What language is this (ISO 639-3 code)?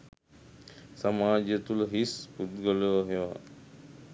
sin